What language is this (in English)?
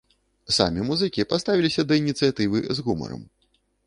Belarusian